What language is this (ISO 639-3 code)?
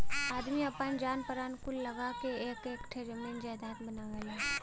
bho